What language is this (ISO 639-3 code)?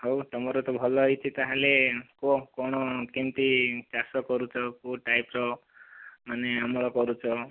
ori